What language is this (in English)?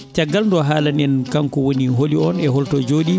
Fula